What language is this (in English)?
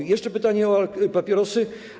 Polish